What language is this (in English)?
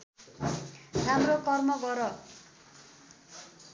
Nepali